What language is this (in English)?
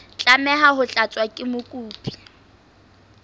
Southern Sotho